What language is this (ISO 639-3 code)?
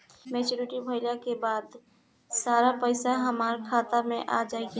bho